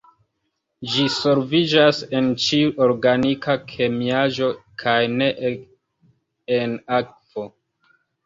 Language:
Esperanto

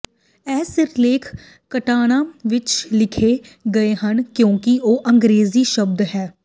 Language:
Punjabi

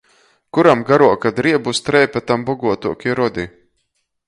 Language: Latgalian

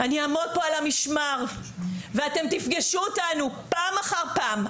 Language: Hebrew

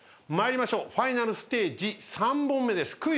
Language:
Japanese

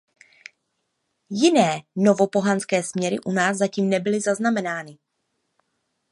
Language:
Czech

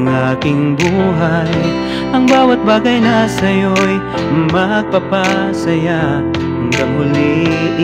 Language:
Arabic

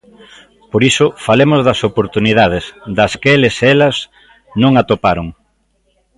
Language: Galician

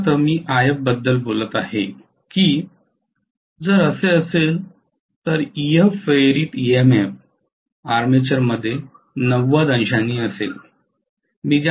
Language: Marathi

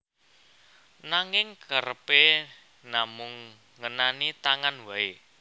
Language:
Javanese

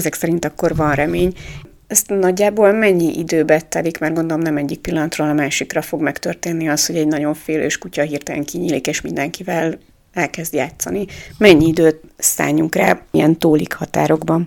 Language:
Hungarian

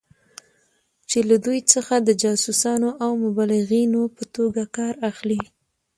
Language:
Pashto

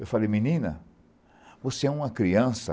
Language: Portuguese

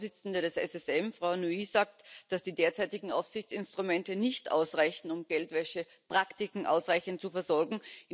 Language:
German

